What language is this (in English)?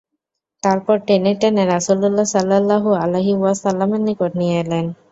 Bangla